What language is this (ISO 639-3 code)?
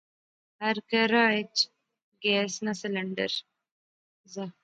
phr